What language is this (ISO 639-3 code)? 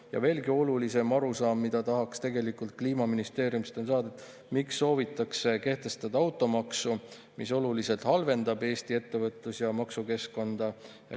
est